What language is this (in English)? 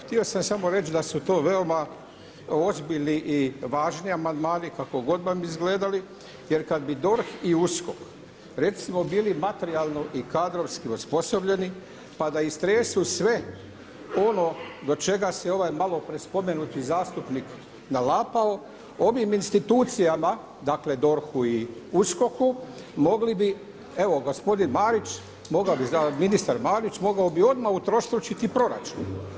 Croatian